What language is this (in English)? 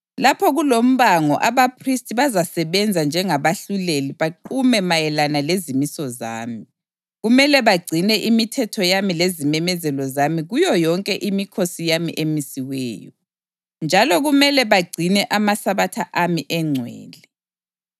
North Ndebele